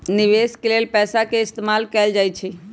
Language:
Magahi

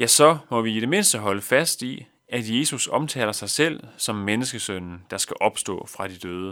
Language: Danish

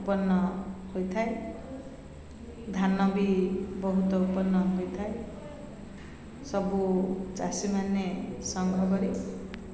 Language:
Odia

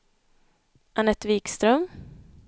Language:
Swedish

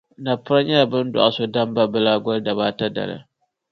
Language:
Dagbani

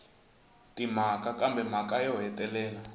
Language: Tsonga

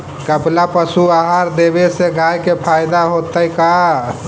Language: Magahi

